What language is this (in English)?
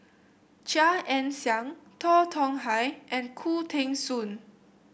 English